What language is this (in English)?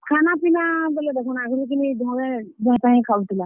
Odia